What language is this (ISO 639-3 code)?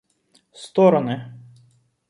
rus